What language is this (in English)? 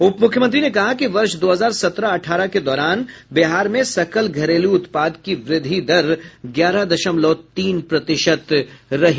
Hindi